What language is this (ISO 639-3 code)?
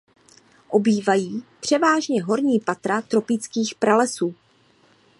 ces